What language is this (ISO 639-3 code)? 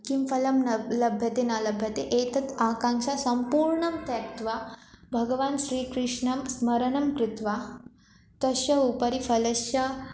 san